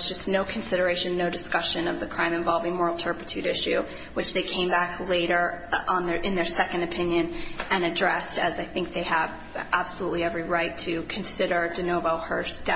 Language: English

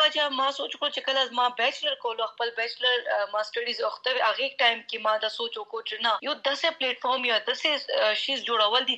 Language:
Urdu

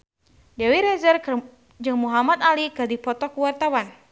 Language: Sundanese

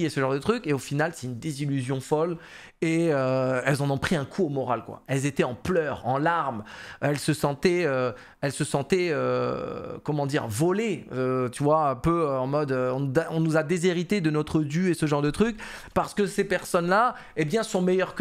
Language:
French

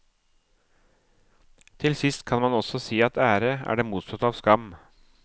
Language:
Norwegian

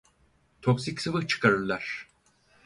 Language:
Turkish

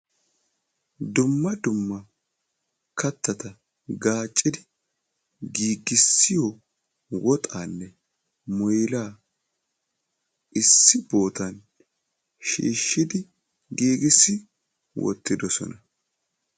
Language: Wolaytta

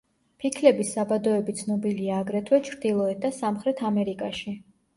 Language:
Georgian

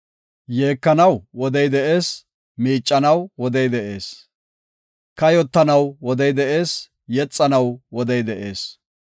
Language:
Gofa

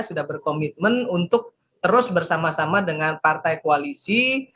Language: Indonesian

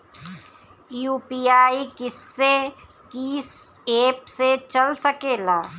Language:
Bhojpuri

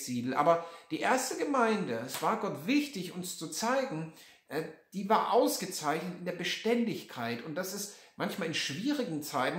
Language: German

